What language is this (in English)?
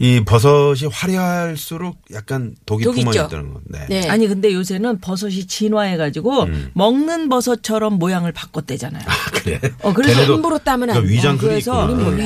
Korean